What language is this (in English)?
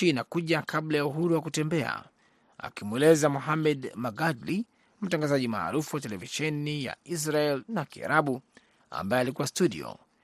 Swahili